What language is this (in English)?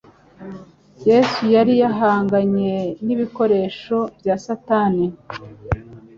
Kinyarwanda